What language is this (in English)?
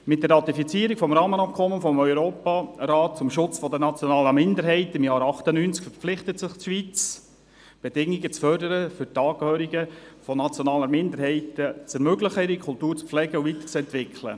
Swiss German